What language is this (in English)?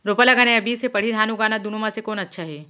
Chhattisgarhi